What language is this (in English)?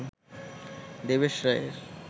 Bangla